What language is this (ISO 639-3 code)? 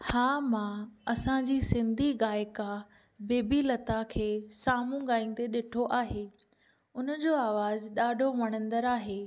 snd